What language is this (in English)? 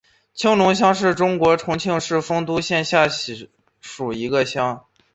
Chinese